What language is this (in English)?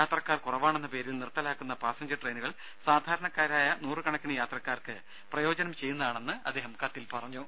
Malayalam